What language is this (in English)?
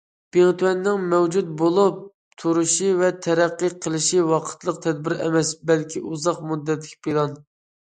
Uyghur